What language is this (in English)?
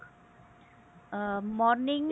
Punjabi